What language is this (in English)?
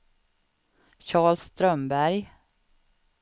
Swedish